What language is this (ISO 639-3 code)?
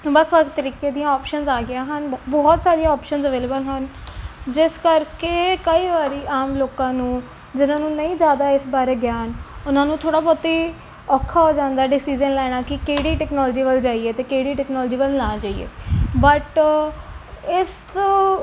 pan